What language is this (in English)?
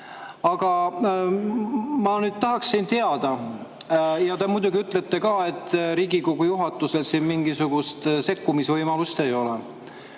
Estonian